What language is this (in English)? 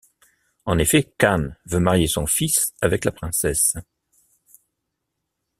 French